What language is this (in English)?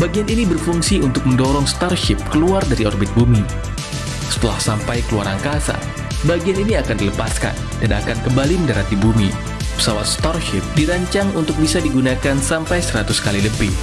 Indonesian